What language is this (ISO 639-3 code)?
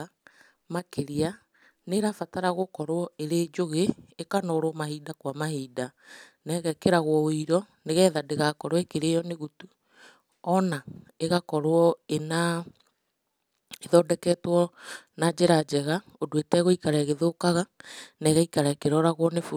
kik